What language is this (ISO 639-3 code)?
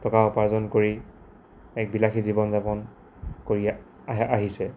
asm